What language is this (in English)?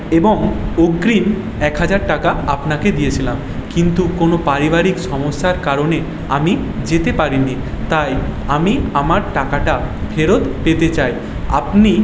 Bangla